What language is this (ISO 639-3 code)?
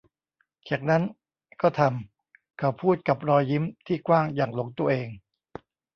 tha